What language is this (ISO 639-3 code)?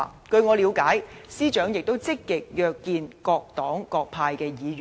yue